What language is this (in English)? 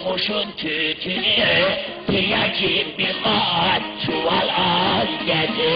Turkish